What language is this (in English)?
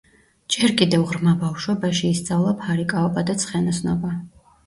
Georgian